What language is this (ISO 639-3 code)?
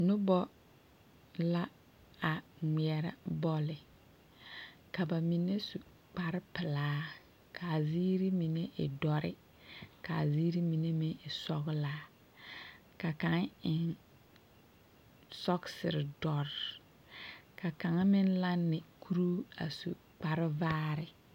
dga